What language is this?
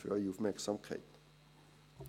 Swiss German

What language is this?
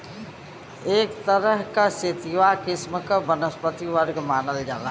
Bhojpuri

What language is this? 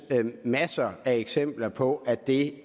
Danish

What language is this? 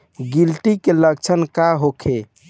Bhojpuri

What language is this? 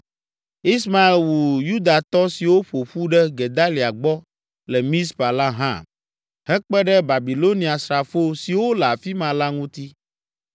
Ewe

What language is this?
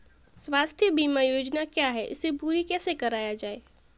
Hindi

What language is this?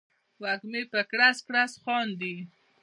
Pashto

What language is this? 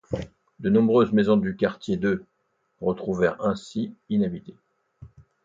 French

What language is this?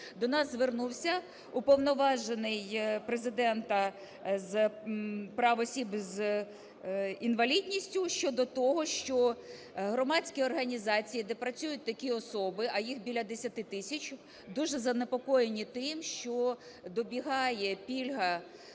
Ukrainian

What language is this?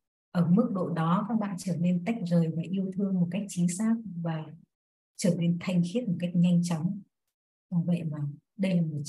Vietnamese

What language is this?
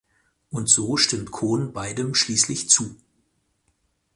German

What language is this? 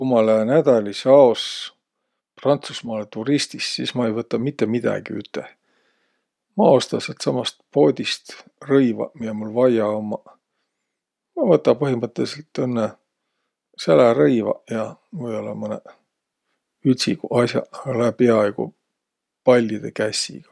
Võro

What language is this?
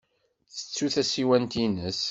Kabyle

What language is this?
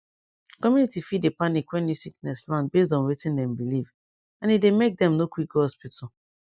Nigerian Pidgin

